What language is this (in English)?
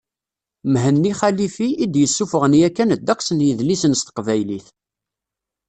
Kabyle